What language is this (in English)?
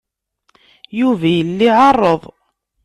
Kabyle